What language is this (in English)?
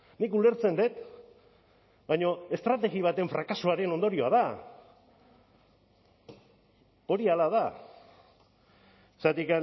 Basque